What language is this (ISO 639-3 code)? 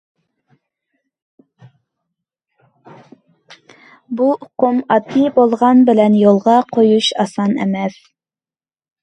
uig